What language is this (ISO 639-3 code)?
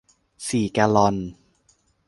tha